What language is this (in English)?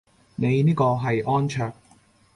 Cantonese